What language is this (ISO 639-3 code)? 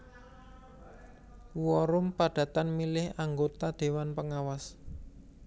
jav